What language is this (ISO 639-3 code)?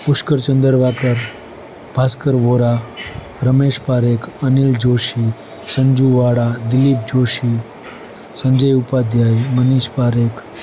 guj